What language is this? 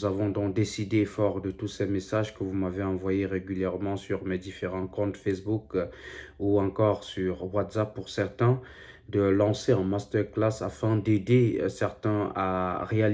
French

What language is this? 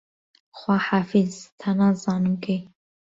Central Kurdish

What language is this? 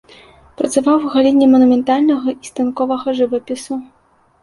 Belarusian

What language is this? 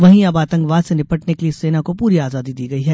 Hindi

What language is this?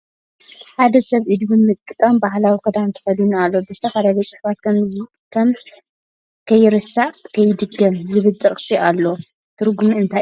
Tigrinya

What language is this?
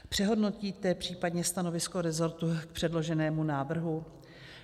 Czech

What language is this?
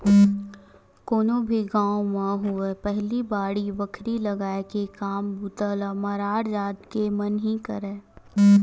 Chhattisgarhi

